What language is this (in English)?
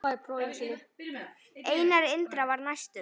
Icelandic